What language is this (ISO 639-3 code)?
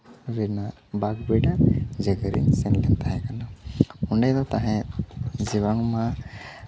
sat